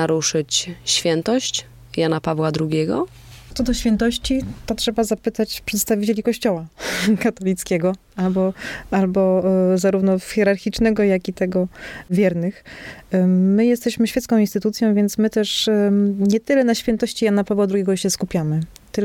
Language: Polish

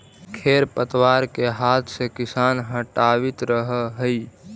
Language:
Magahi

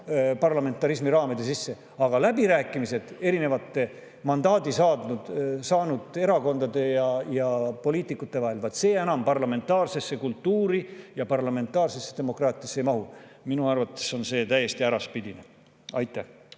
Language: Estonian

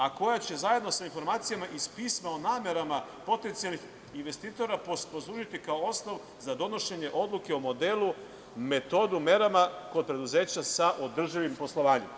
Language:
Serbian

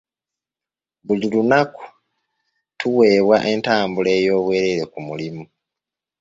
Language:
Ganda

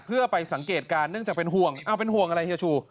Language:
Thai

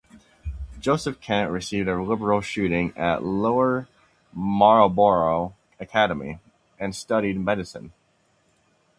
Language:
English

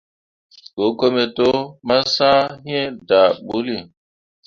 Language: Mundang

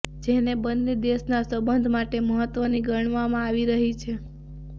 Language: Gujarati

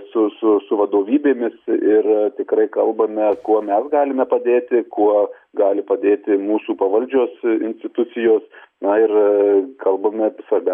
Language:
Lithuanian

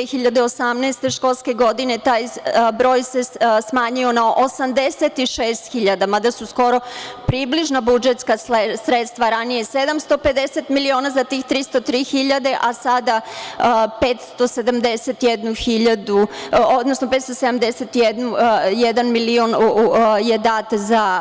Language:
Serbian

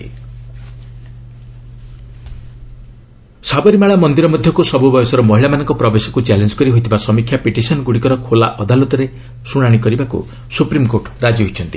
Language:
Odia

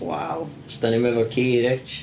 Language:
Welsh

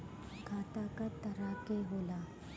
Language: Bhojpuri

